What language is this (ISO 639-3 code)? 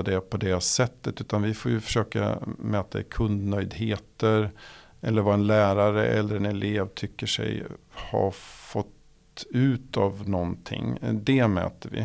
swe